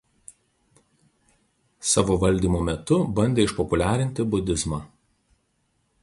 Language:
Lithuanian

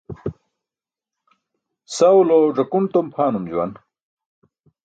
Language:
Burushaski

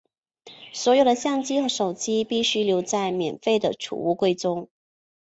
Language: Chinese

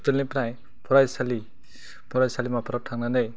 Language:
Bodo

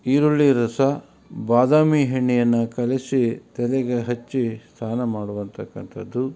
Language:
Kannada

